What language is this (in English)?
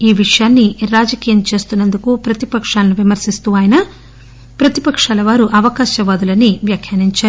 Telugu